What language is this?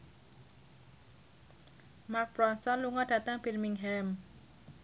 Javanese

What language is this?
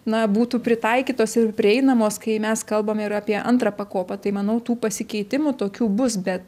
Lithuanian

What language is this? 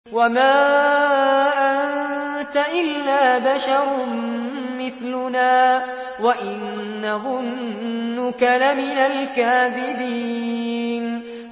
Arabic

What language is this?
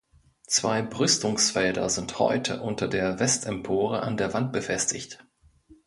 German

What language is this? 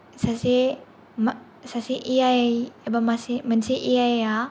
Bodo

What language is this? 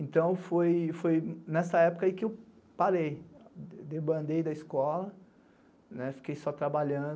Portuguese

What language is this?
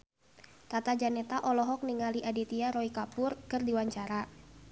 Sundanese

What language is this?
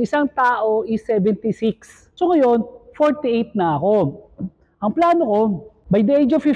Filipino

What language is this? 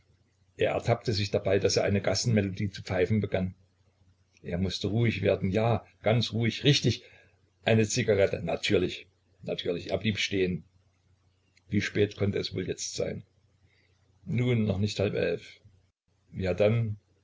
German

